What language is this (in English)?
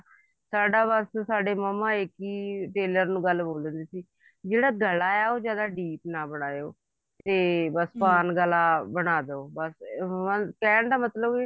Punjabi